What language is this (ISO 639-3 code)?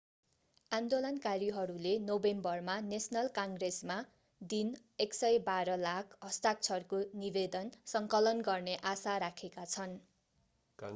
nep